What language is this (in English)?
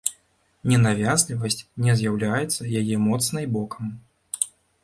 Belarusian